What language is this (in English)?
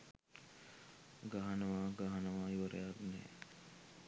Sinhala